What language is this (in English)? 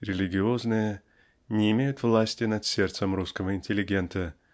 Russian